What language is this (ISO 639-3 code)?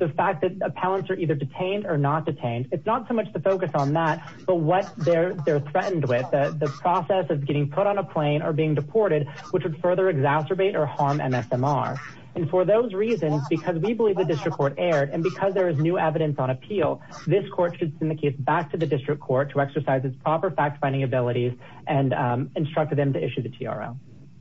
eng